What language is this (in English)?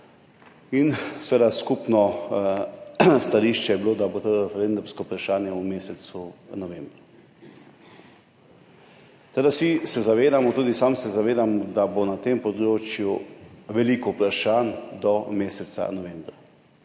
Slovenian